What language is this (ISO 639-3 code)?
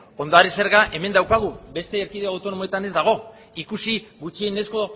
eus